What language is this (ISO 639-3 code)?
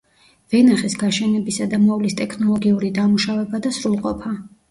kat